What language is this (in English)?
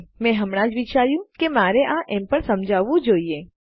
Gujarati